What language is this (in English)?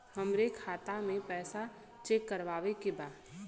Bhojpuri